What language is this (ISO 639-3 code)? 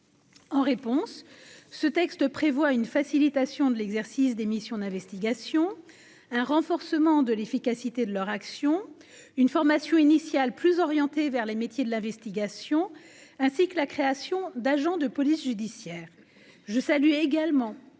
fra